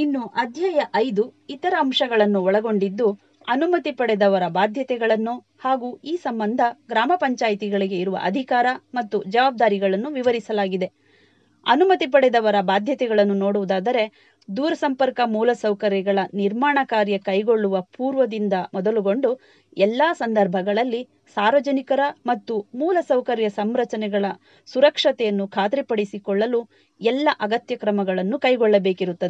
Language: Kannada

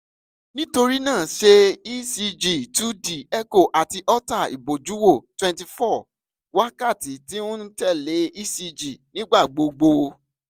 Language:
Yoruba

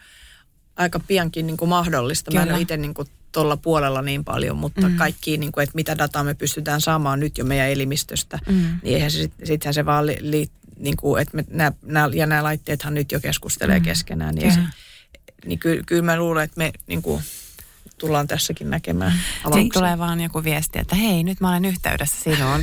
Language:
Finnish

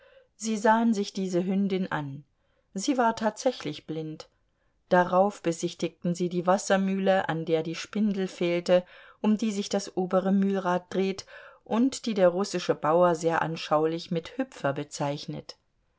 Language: German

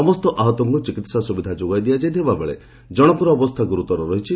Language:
Odia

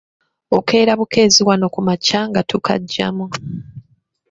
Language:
Ganda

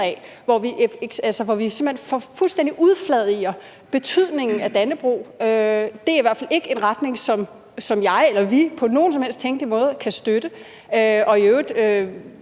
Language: Danish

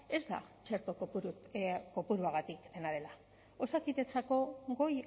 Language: Basque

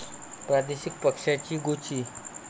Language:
Marathi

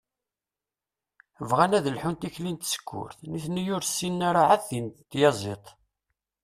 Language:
Kabyle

